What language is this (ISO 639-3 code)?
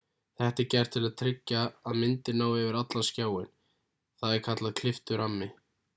isl